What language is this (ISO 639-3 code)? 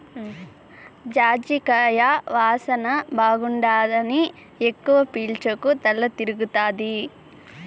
tel